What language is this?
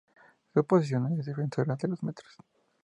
Spanish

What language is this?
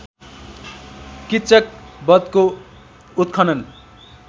Nepali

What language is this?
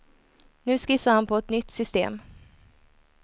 Swedish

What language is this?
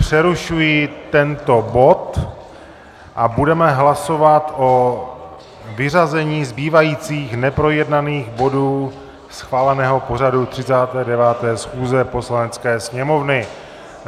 Czech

